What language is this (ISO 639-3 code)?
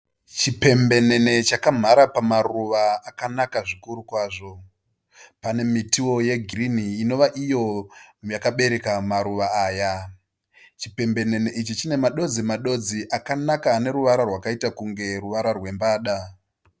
sna